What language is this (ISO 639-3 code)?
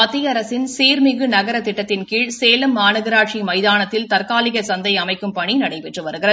tam